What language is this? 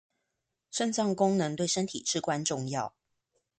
Chinese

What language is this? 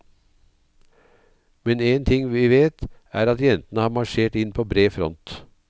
Norwegian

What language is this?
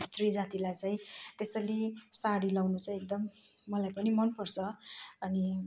Nepali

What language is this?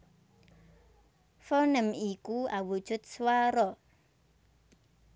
Javanese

